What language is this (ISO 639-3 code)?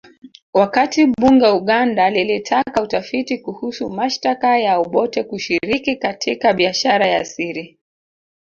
swa